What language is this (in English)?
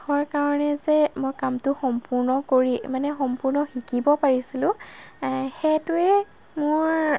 Assamese